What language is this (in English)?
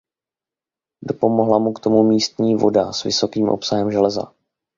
Czech